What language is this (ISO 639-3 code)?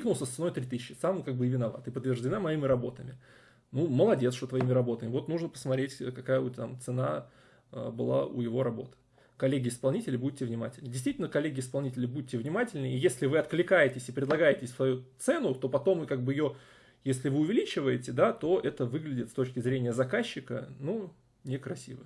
rus